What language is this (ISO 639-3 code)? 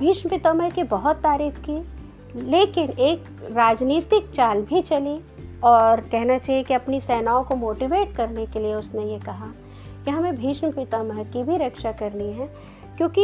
hin